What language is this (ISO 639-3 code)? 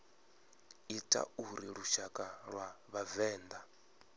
ven